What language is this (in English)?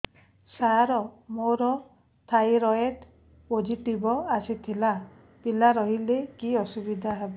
Odia